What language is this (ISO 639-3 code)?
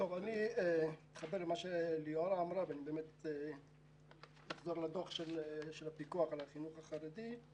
heb